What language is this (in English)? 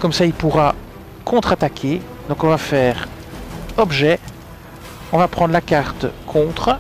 French